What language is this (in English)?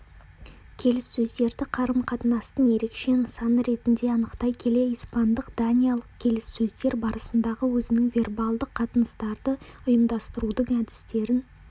Kazakh